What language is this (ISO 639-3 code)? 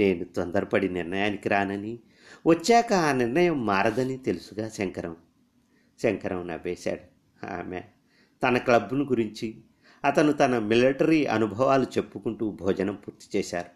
tel